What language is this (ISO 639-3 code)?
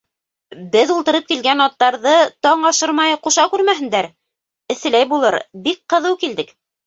bak